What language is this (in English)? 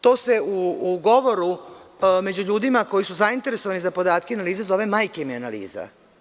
Serbian